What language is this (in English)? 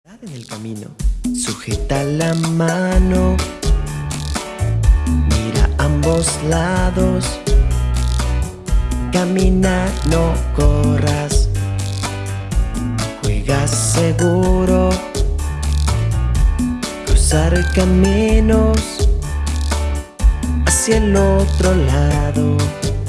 Spanish